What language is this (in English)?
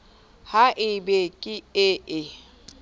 Southern Sotho